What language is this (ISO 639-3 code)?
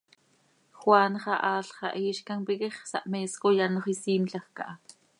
sei